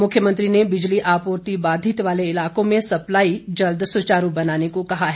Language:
Hindi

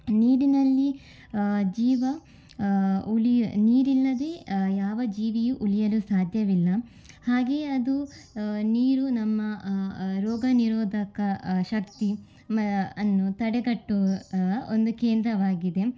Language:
Kannada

